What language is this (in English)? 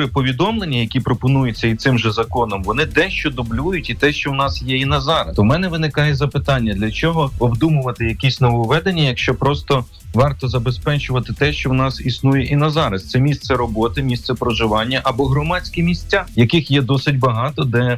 Ukrainian